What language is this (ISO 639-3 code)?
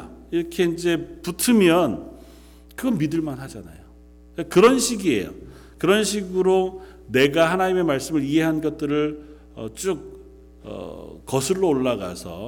kor